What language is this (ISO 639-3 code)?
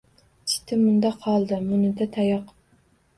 uzb